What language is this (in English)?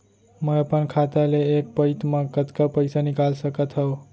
Chhattisgarhi